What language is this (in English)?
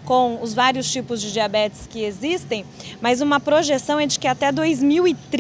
Portuguese